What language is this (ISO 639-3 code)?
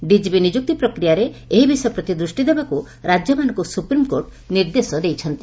ori